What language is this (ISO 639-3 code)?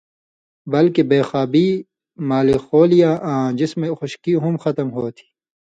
mvy